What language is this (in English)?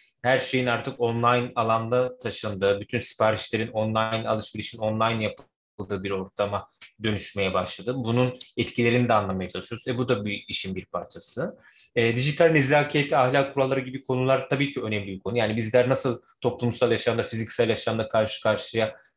Turkish